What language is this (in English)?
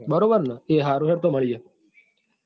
Gujarati